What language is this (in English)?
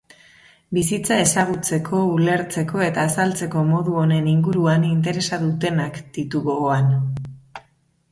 Basque